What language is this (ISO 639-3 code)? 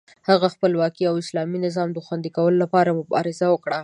pus